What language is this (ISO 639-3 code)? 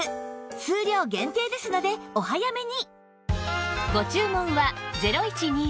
jpn